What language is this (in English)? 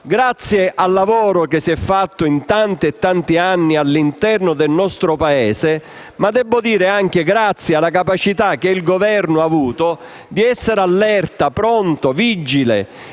Italian